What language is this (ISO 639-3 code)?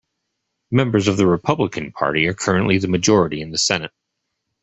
eng